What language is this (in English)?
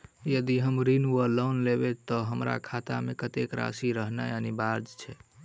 Maithili